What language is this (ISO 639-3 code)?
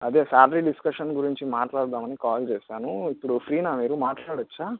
tel